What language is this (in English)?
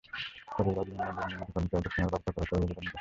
Bangla